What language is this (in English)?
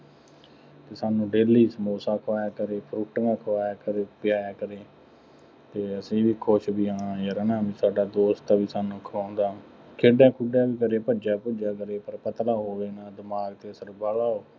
Punjabi